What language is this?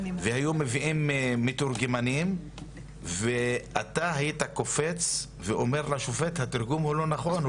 Hebrew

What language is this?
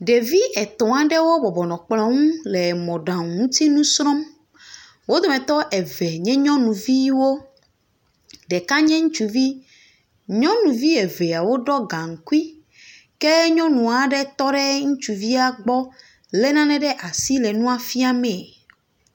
Ewe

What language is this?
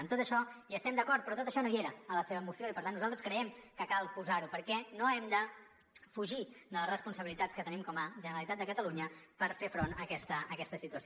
Catalan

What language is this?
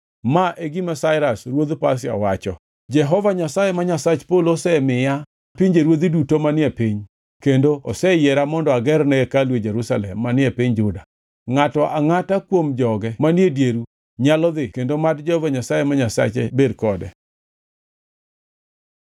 Luo (Kenya and Tanzania)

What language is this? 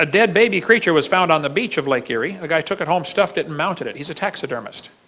English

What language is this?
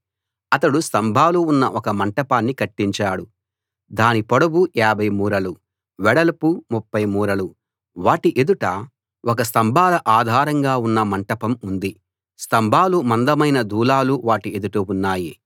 Telugu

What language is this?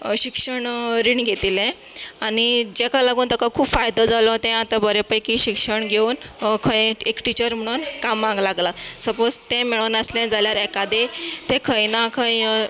Konkani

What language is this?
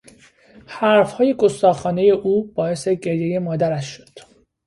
Persian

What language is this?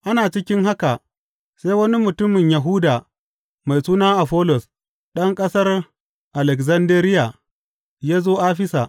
Hausa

